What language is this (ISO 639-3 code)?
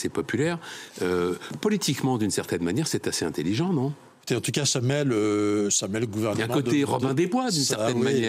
fra